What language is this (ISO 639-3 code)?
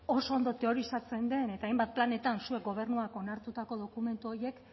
eus